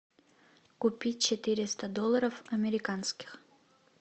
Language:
Russian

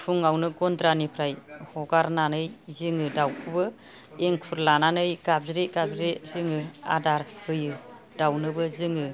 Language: Bodo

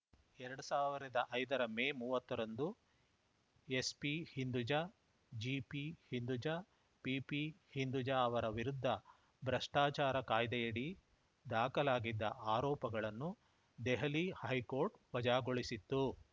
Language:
Kannada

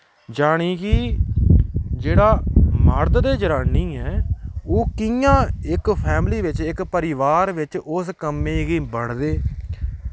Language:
Dogri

